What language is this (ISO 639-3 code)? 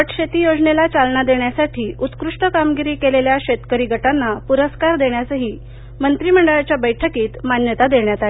mar